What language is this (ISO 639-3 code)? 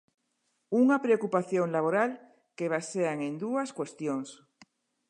glg